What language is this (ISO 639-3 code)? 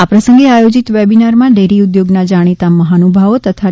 guj